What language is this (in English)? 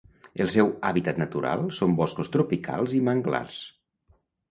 Catalan